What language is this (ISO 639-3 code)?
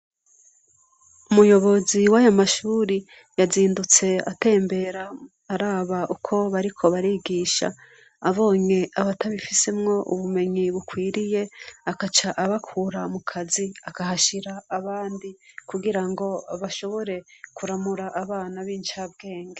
run